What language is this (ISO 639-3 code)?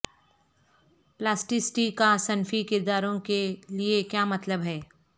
urd